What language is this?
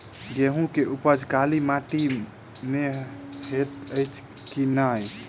Maithili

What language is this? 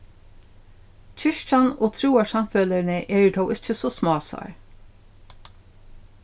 Faroese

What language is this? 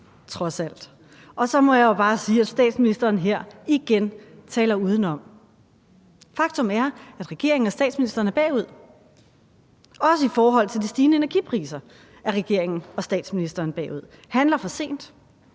Danish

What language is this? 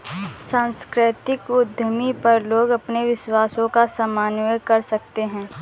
Hindi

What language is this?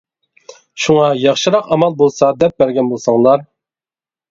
Uyghur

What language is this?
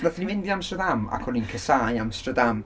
Welsh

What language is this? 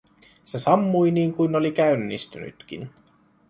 Finnish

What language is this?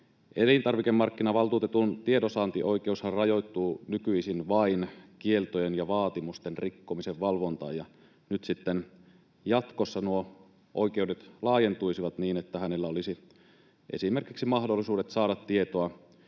Finnish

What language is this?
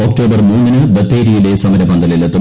Malayalam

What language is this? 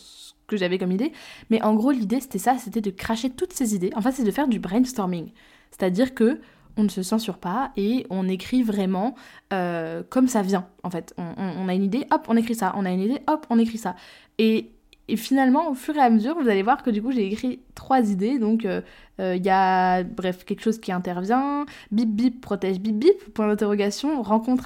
French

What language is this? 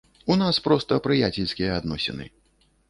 Belarusian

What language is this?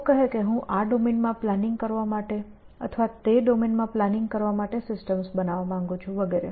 Gujarati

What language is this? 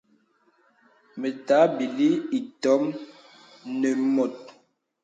Bebele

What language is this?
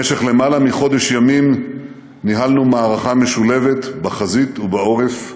Hebrew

